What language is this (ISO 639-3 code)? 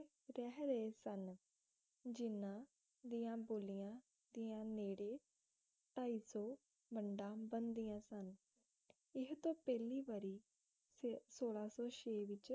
pan